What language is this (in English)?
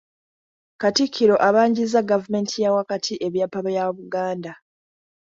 Ganda